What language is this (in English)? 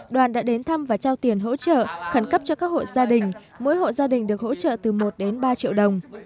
Vietnamese